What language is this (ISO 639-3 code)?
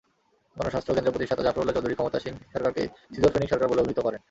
ben